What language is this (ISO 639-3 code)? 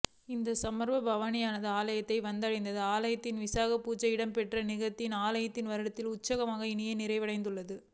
tam